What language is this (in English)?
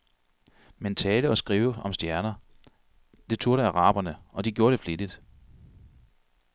Danish